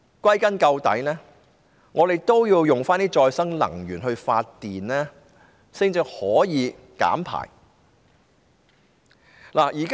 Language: Cantonese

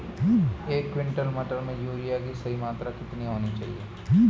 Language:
Hindi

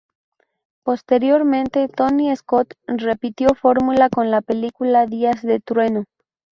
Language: Spanish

